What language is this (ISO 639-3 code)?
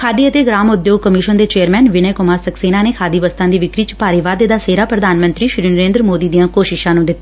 pan